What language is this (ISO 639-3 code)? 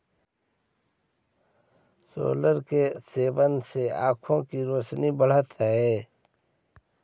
mag